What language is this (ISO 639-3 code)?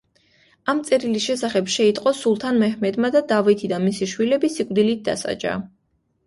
kat